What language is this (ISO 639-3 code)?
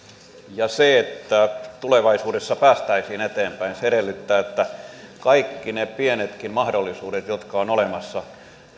fin